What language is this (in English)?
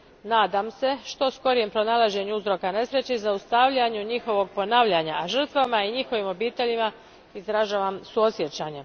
Croatian